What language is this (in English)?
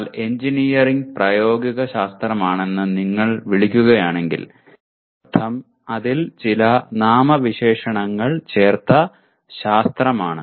Malayalam